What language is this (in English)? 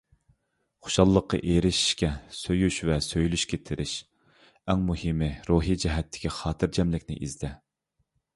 Uyghur